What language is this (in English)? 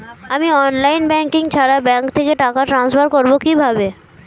Bangla